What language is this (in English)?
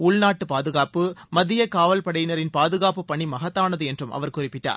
Tamil